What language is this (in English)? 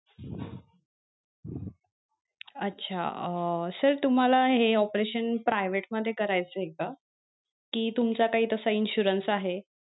Marathi